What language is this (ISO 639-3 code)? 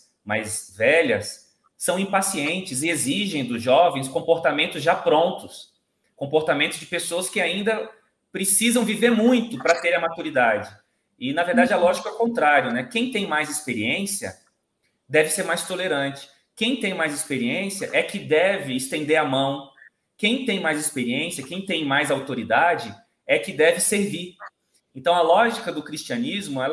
por